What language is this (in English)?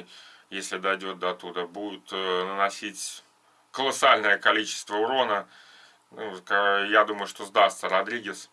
Russian